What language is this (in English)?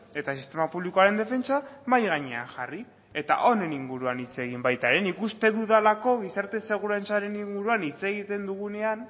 Basque